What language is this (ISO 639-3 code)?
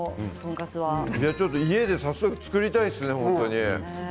jpn